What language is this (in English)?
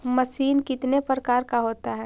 Magahi